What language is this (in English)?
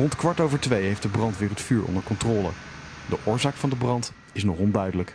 Dutch